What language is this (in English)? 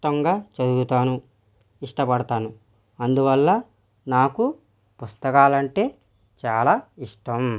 Telugu